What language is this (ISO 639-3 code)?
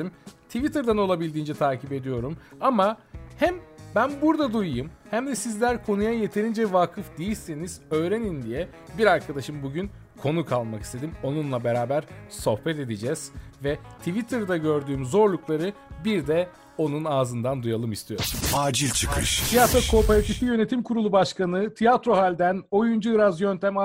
tur